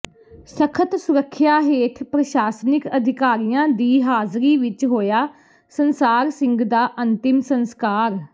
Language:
Punjabi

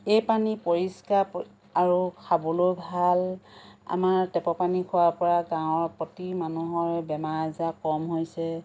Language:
Assamese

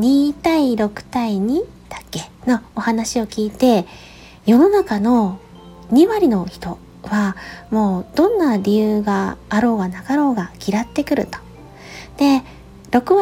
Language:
Japanese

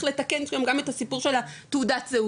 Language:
Hebrew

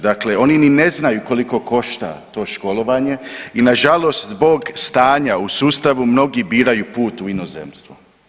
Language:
Croatian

